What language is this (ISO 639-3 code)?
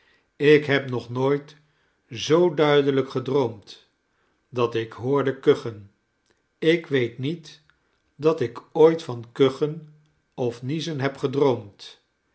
nld